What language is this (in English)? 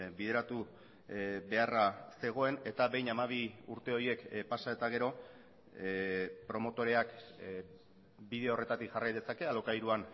Basque